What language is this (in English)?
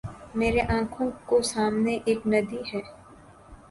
Urdu